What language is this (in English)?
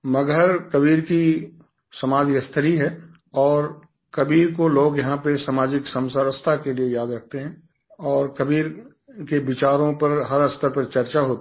Hindi